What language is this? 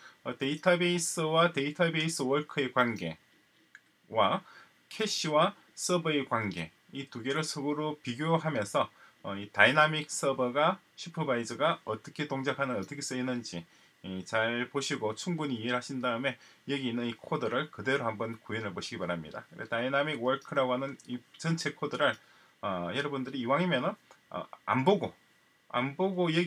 Korean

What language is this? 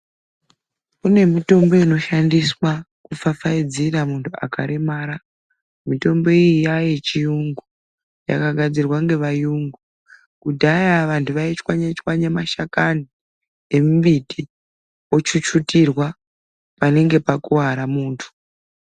Ndau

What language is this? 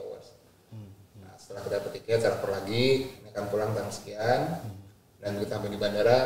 Indonesian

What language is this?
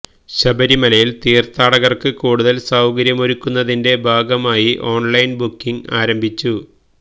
Malayalam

